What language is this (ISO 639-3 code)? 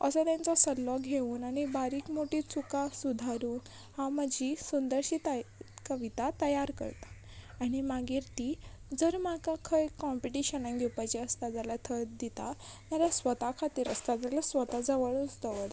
kok